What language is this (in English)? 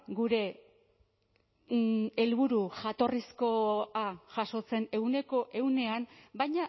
Basque